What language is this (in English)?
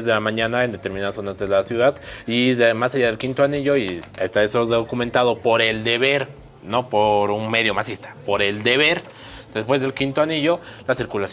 Spanish